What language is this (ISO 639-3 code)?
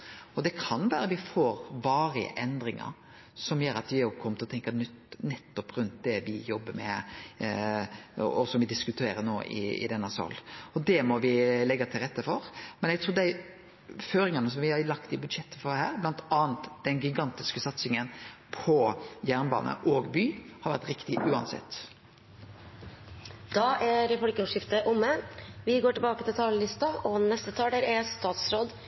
nor